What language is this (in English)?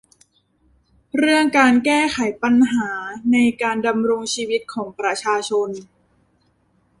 Thai